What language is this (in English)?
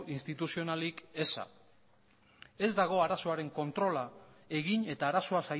Basque